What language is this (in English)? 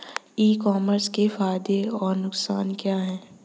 Hindi